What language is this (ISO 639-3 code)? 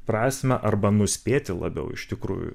lit